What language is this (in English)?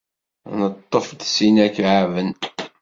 Kabyle